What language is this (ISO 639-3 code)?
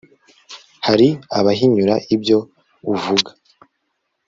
kin